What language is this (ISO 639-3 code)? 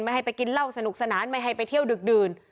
tha